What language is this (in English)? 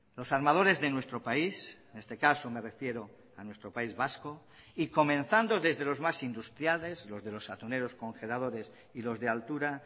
Spanish